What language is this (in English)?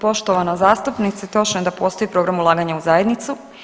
Croatian